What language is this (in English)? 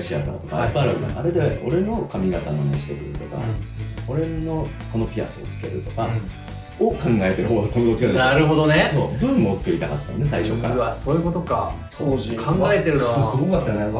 Japanese